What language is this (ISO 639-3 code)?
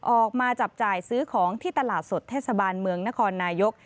tha